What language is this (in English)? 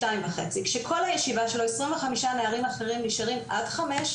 Hebrew